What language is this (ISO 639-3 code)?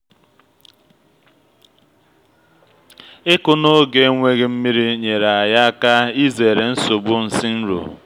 ibo